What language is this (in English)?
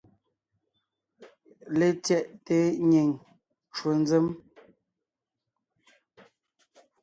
Ngiemboon